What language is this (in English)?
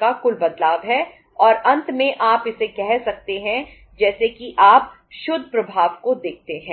Hindi